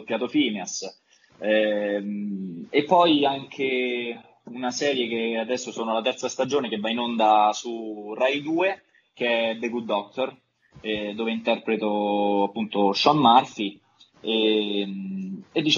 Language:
Italian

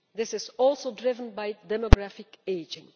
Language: English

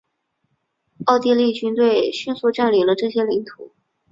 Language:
Chinese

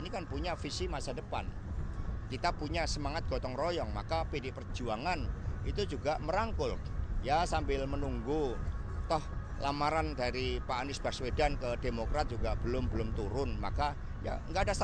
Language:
Indonesian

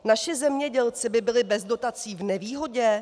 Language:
Czech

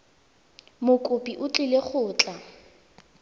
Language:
Tswana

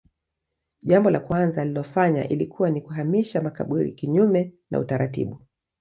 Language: Swahili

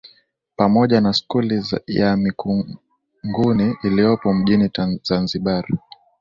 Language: Swahili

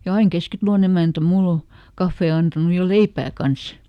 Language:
Finnish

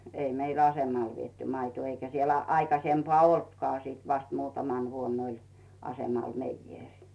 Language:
Finnish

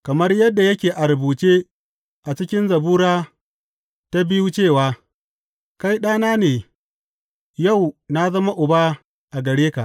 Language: Hausa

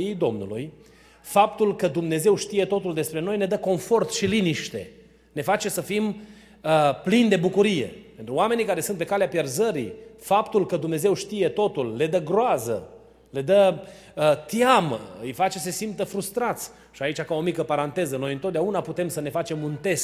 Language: Romanian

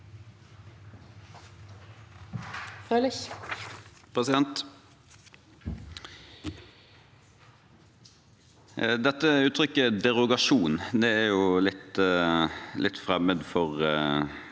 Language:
Norwegian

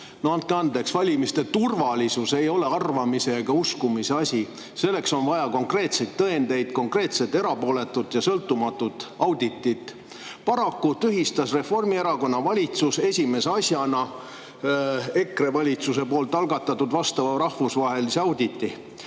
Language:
Estonian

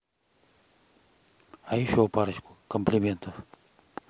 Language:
Russian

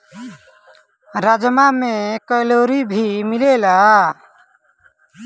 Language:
Bhojpuri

